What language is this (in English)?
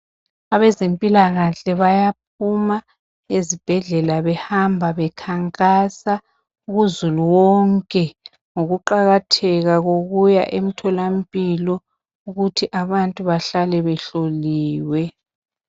North Ndebele